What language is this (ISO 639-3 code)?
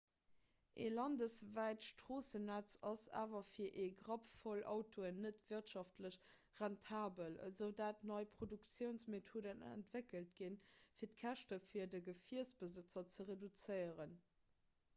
ltz